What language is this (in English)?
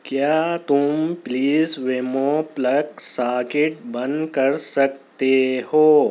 Urdu